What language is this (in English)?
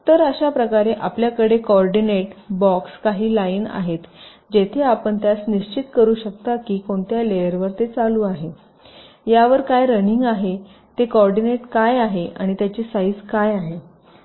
Marathi